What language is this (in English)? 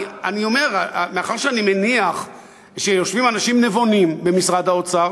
Hebrew